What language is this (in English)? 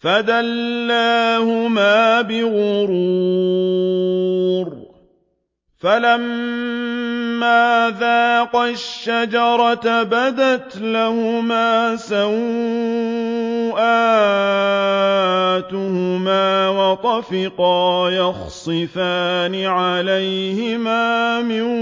Arabic